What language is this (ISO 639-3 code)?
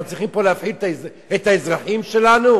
heb